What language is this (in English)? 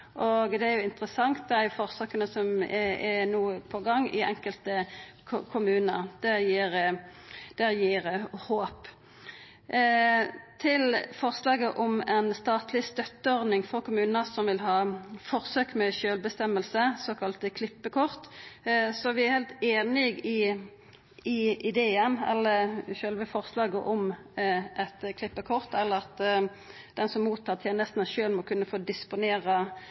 Norwegian Nynorsk